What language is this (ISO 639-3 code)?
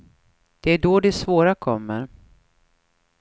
swe